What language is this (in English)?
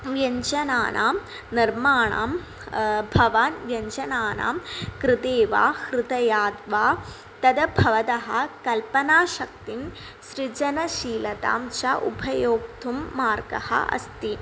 Sanskrit